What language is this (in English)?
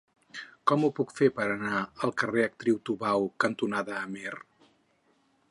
Catalan